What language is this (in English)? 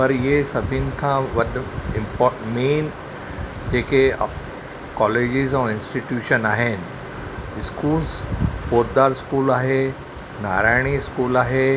Sindhi